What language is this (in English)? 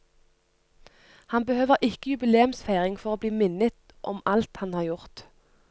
Norwegian